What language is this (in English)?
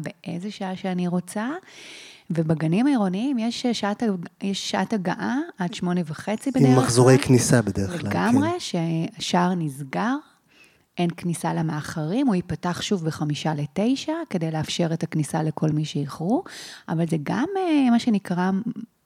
Hebrew